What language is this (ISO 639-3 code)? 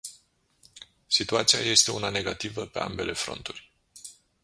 ron